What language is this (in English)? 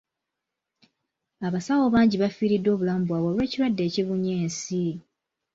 Ganda